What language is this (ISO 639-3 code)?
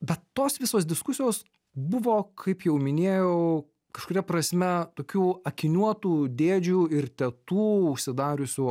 lit